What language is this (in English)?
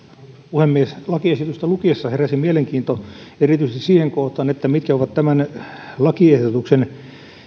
Finnish